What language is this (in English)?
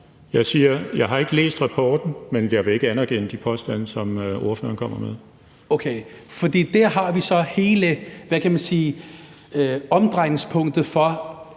Danish